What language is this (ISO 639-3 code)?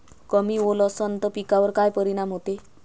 mar